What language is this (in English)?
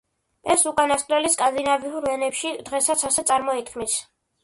Georgian